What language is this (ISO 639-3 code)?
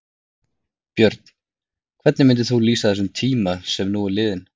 isl